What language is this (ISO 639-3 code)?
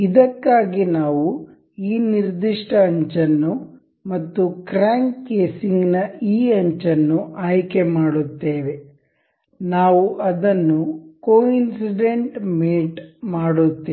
kan